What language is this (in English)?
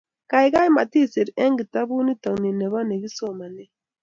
Kalenjin